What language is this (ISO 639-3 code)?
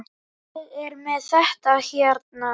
isl